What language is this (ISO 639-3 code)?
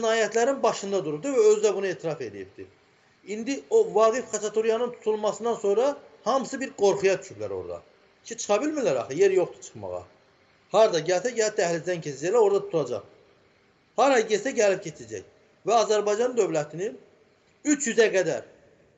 tur